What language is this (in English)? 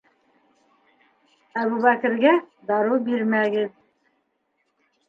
Bashkir